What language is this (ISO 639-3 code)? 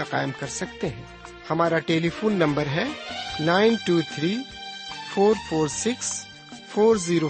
urd